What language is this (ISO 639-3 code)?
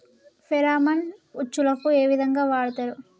tel